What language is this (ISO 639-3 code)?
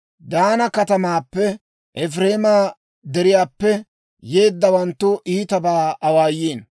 dwr